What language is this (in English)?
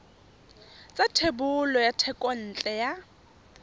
Tswana